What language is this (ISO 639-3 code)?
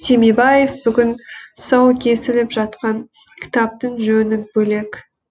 kaz